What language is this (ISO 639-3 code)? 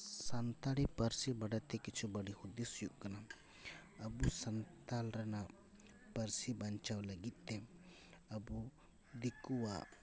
sat